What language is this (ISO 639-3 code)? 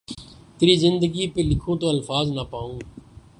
urd